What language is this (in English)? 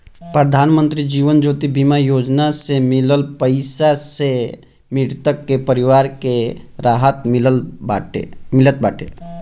Bhojpuri